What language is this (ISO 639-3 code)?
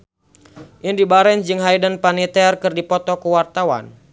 sun